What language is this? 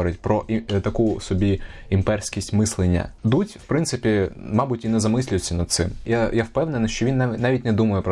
Ukrainian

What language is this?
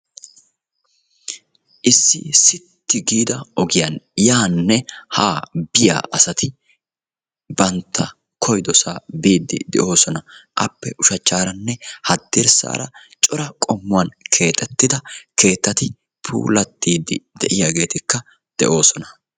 Wolaytta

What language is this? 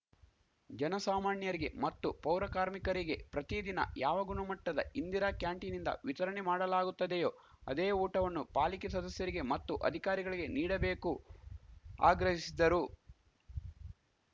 Kannada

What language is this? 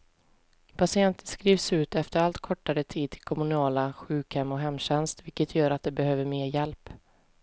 Swedish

